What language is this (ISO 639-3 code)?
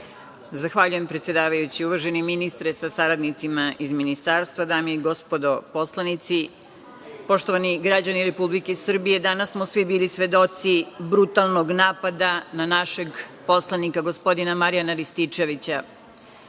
srp